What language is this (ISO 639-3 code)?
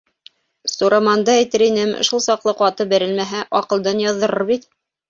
bak